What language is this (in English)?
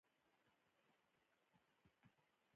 Pashto